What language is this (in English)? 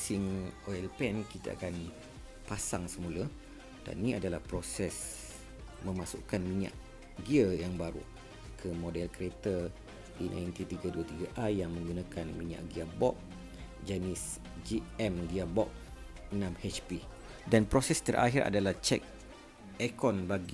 Malay